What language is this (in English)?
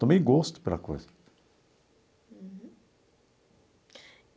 Portuguese